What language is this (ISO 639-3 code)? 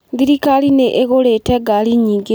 kik